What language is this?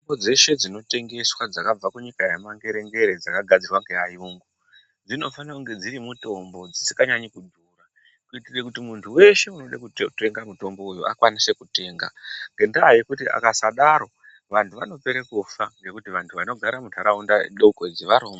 Ndau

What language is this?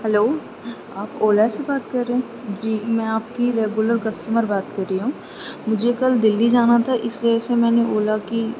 Urdu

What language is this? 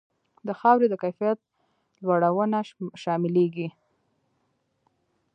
Pashto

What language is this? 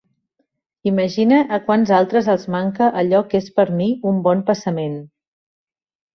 Catalan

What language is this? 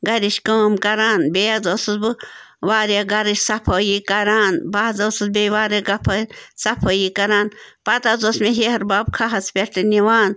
Kashmiri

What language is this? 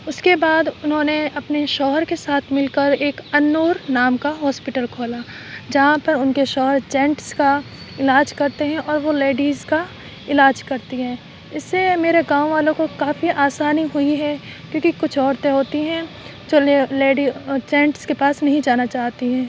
Urdu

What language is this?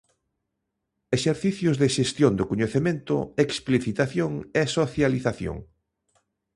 Galician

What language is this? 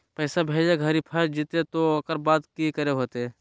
Magahi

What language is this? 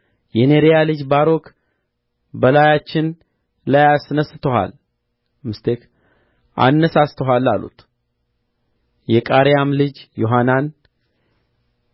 Amharic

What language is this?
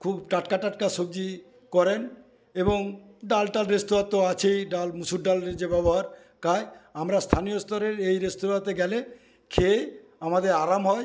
Bangla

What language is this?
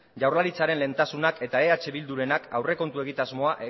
Basque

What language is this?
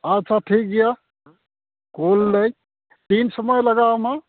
Santali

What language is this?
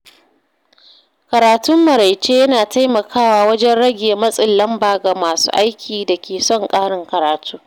Hausa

